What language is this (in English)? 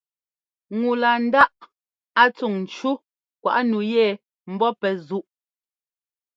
Ngomba